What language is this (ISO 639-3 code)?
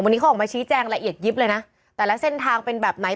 tha